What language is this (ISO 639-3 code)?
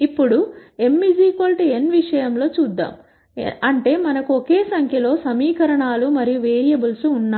tel